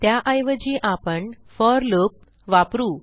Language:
Marathi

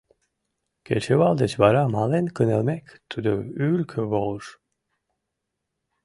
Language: Mari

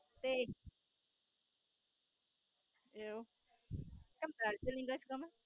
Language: Gujarati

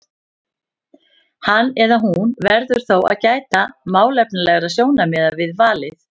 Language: Icelandic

